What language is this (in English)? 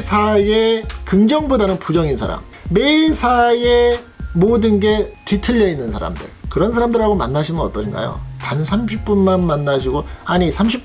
Korean